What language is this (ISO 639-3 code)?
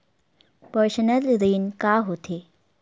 hne